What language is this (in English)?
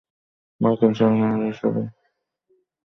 Bangla